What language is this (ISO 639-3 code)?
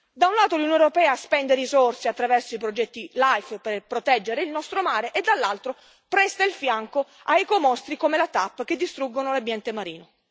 ita